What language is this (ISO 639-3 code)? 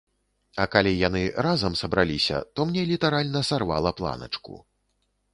bel